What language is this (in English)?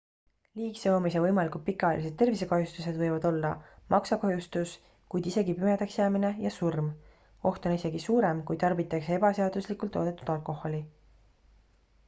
Estonian